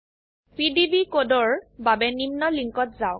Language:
Assamese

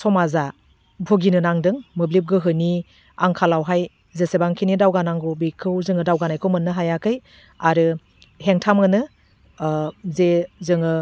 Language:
Bodo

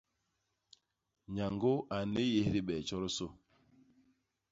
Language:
Basaa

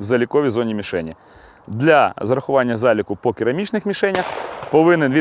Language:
Russian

